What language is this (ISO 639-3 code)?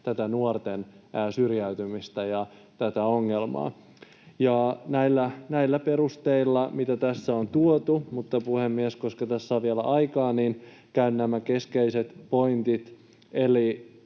fin